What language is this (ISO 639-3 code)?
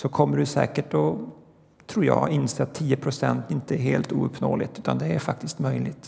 swe